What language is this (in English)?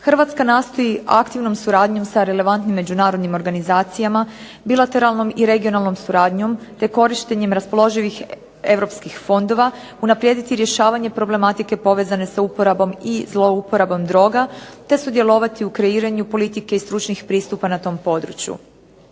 Croatian